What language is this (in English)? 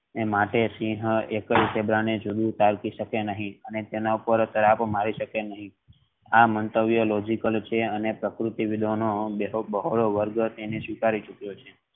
Gujarati